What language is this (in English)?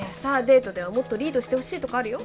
Japanese